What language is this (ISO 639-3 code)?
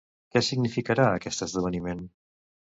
cat